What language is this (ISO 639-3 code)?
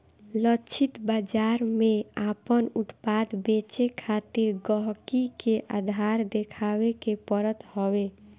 bho